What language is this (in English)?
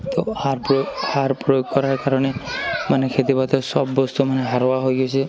Assamese